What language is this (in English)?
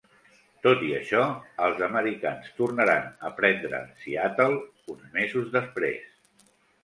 Catalan